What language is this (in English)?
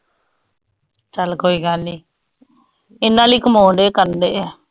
Punjabi